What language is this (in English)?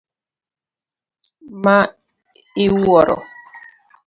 Luo (Kenya and Tanzania)